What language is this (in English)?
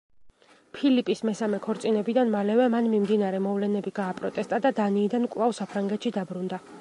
Georgian